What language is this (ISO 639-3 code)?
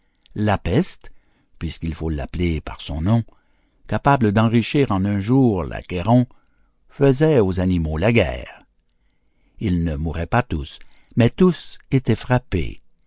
fra